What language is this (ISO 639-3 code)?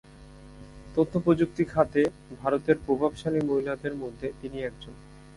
ben